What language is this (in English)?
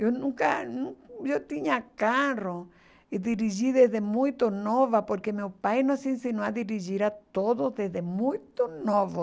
Portuguese